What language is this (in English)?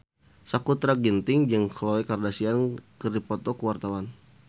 Sundanese